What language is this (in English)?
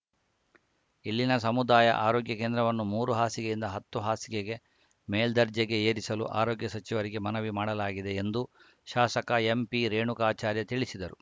Kannada